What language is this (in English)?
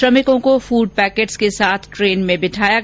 Hindi